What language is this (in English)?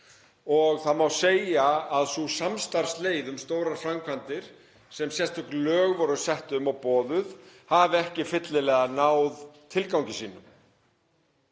Icelandic